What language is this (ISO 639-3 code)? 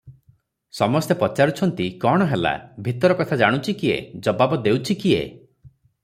ori